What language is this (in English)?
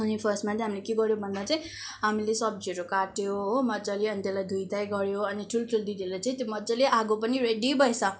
Nepali